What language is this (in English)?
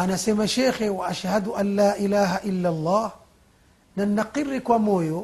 Swahili